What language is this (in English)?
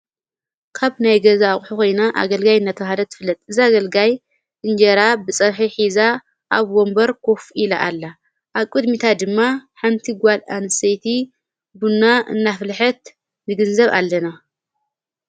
Tigrinya